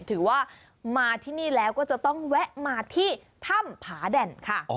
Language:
Thai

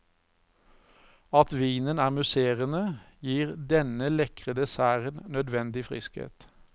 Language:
Norwegian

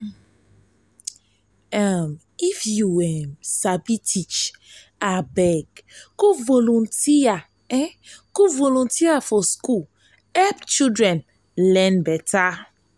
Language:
Nigerian Pidgin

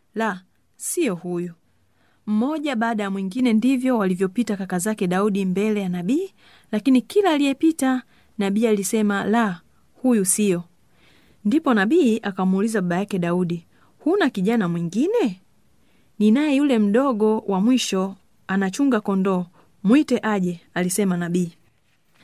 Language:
Swahili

